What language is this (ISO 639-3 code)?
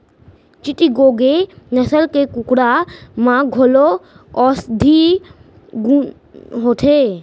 hne